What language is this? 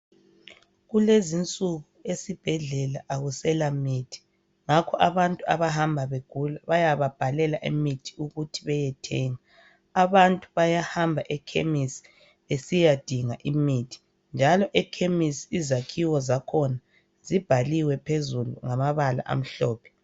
North Ndebele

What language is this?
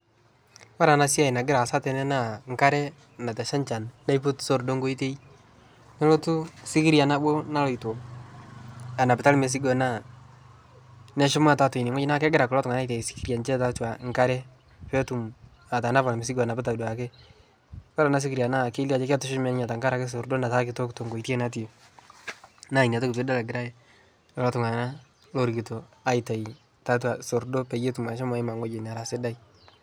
Masai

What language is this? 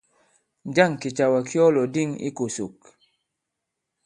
Bankon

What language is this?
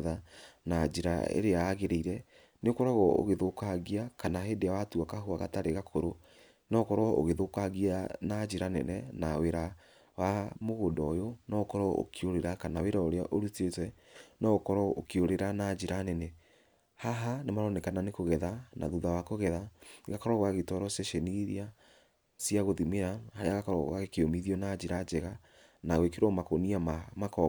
Kikuyu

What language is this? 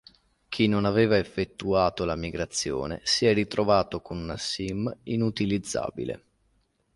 Italian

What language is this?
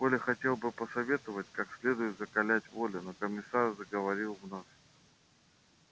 Russian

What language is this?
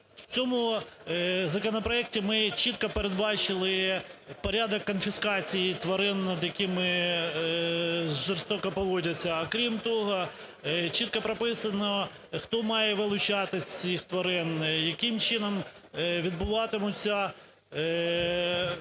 Ukrainian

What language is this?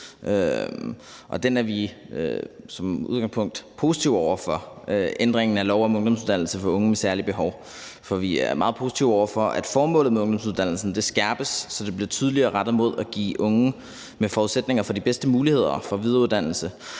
Danish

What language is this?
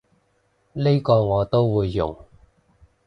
Cantonese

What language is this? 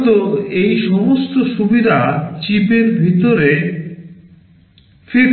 Bangla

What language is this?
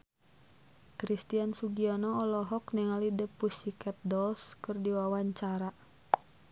Sundanese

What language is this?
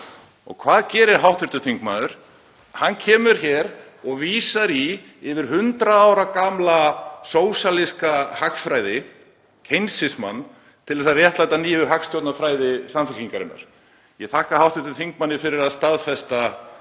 Icelandic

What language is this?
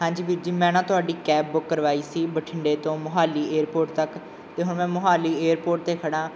Punjabi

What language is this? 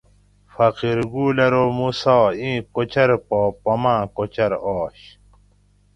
Gawri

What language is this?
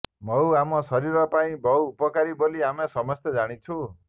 Odia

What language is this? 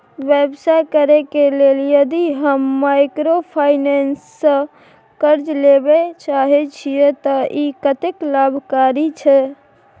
Maithili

